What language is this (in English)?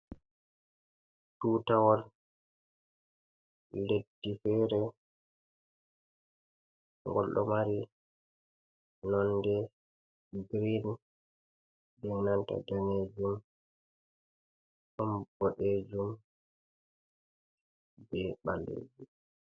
Fula